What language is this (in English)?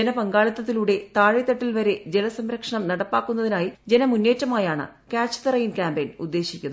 Malayalam